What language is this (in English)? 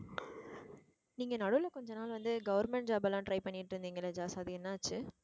Tamil